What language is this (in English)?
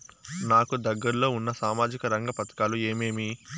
Telugu